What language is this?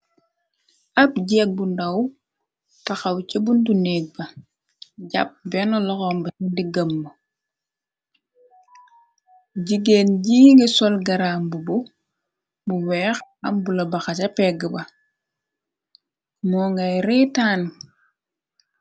Wolof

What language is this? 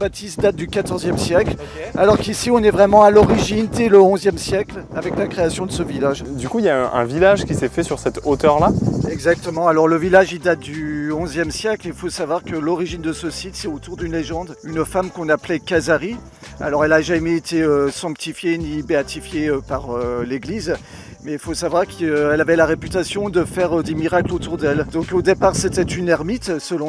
French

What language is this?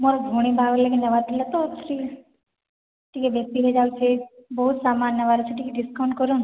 Odia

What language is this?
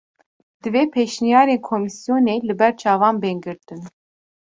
Kurdish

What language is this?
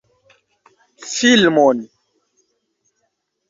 Esperanto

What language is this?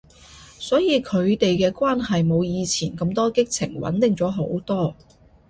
Cantonese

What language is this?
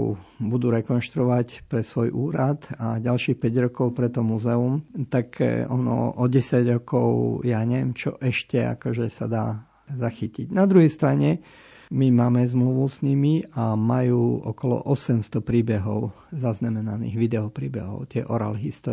Slovak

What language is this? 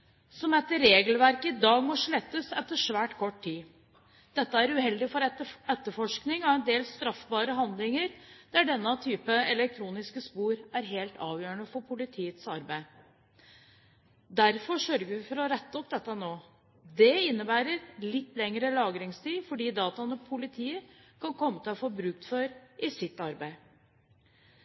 Norwegian Bokmål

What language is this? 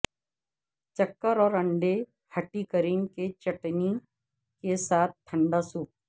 Urdu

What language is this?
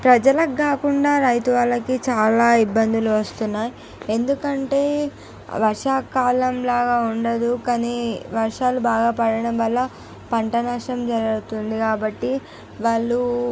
Telugu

